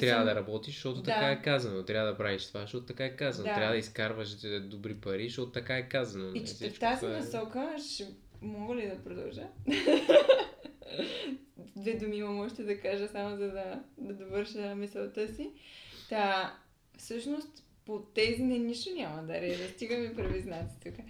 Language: Bulgarian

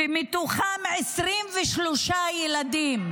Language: Hebrew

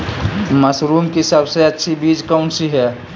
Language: Magahi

